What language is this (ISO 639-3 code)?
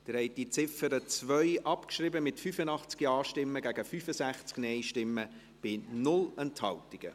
gsw